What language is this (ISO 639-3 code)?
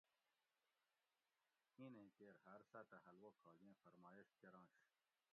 gwc